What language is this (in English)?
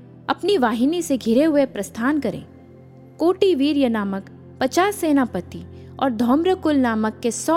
Hindi